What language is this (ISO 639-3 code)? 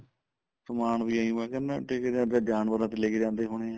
pan